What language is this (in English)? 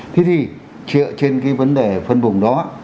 Vietnamese